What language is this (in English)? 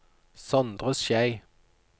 Norwegian